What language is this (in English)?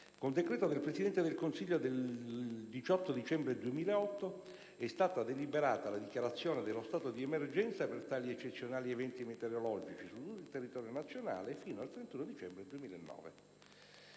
Italian